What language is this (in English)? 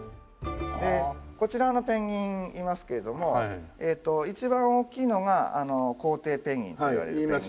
Japanese